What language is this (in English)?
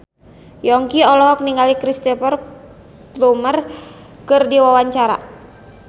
Sundanese